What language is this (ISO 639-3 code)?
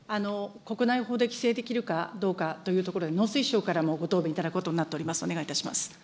jpn